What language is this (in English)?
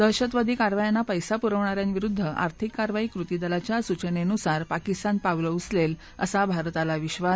Marathi